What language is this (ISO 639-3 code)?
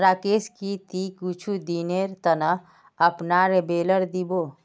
mag